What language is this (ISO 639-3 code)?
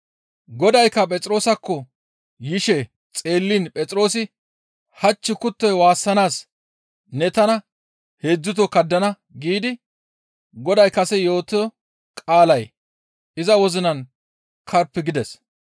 gmv